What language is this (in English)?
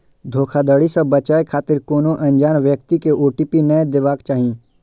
Maithili